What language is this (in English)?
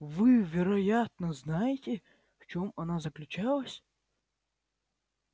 Russian